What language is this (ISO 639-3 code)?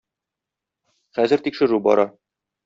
tat